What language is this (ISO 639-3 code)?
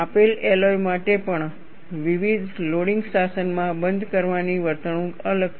guj